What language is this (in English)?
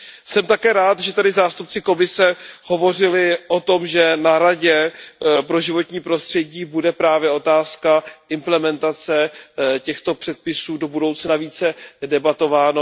Czech